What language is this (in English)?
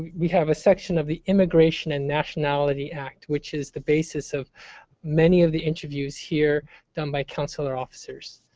English